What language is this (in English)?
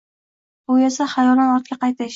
Uzbek